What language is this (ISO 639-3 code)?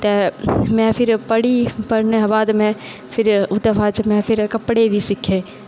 doi